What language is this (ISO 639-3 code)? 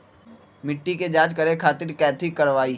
mag